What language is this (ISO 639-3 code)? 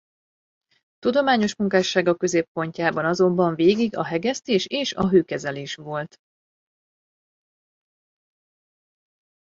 hun